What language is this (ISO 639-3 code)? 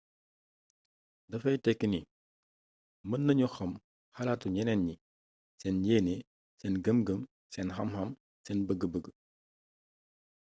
wol